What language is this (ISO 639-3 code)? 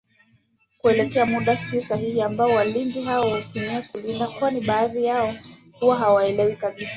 swa